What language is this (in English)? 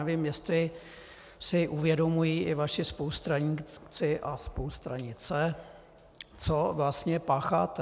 Czech